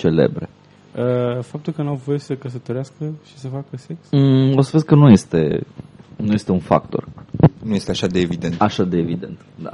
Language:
Romanian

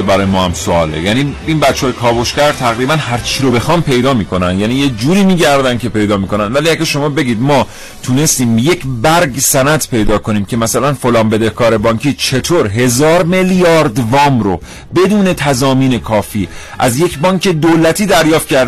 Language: Persian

